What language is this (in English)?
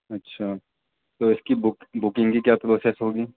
Urdu